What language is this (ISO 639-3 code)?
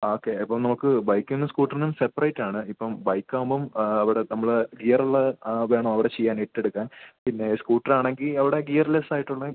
mal